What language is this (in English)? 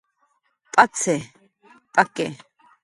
Jaqaru